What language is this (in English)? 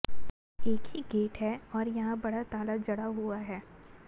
Hindi